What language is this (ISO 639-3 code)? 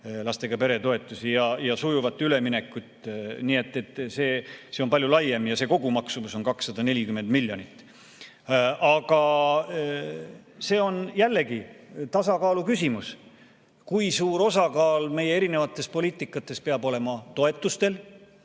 est